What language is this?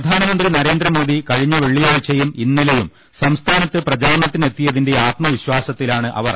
Malayalam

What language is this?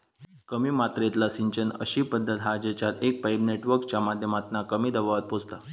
Marathi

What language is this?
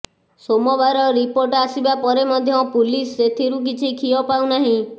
Odia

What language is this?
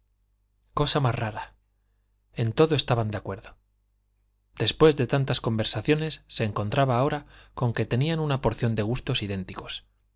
Spanish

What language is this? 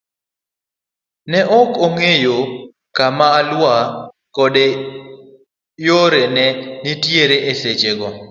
Luo (Kenya and Tanzania)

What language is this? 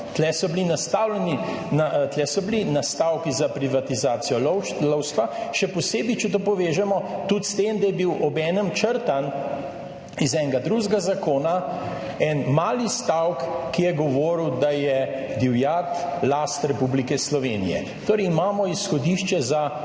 Slovenian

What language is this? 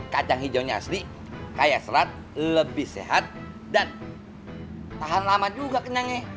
Indonesian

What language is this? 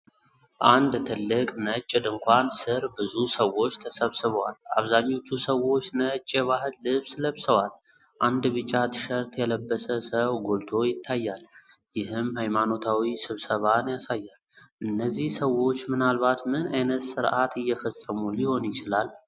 Amharic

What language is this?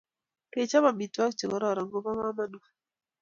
Kalenjin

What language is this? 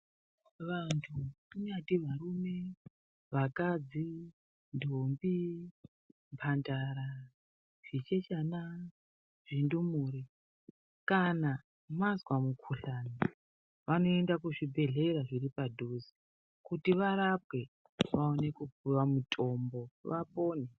Ndau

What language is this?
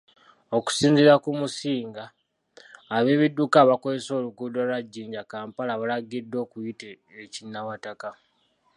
Ganda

